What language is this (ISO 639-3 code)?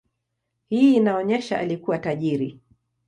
swa